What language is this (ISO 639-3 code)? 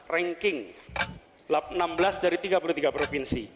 ind